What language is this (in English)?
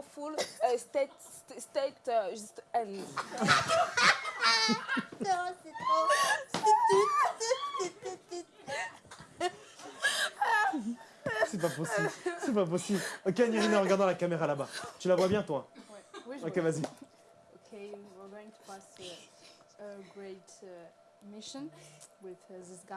French